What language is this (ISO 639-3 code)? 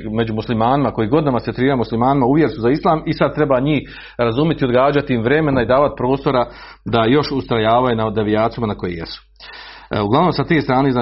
hrv